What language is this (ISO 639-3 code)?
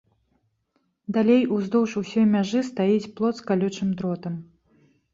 bel